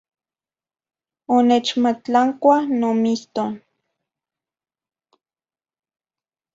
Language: Zacatlán-Ahuacatlán-Tepetzintla Nahuatl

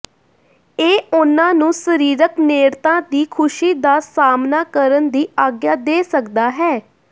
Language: Punjabi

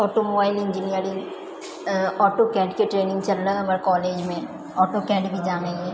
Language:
Maithili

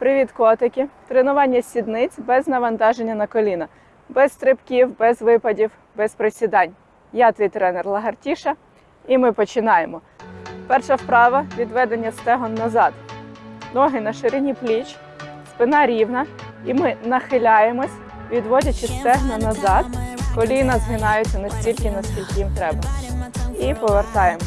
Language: Ukrainian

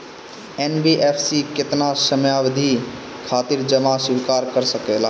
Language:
Bhojpuri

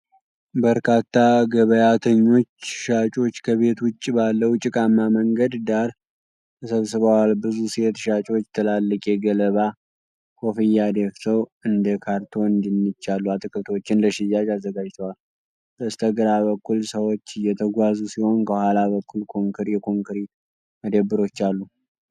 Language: Amharic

